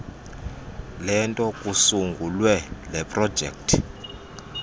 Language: Xhosa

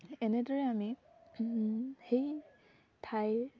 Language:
Assamese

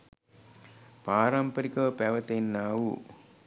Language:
Sinhala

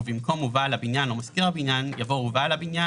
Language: Hebrew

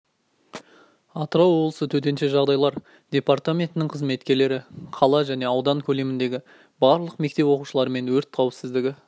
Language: Kazakh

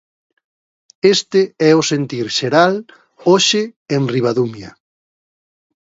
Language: Galician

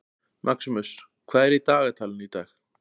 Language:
Icelandic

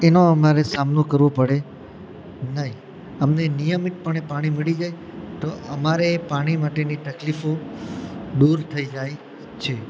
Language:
Gujarati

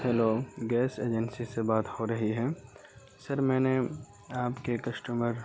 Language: Urdu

